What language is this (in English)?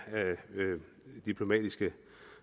Danish